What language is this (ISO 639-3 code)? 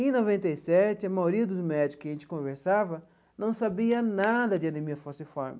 por